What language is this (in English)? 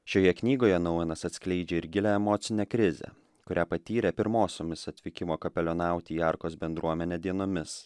Lithuanian